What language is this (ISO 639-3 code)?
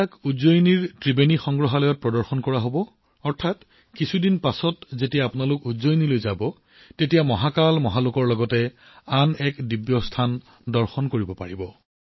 asm